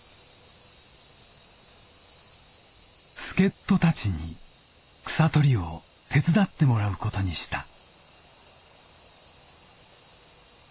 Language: Japanese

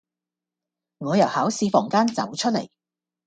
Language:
Cantonese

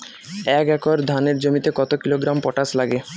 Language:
Bangla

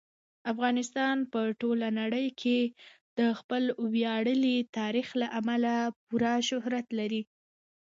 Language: Pashto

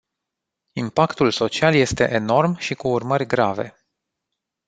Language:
Romanian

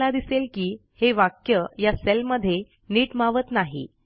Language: Marathi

